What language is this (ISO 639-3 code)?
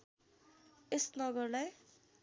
nep